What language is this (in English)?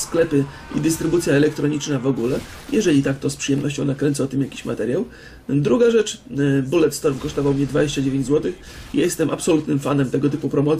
Polish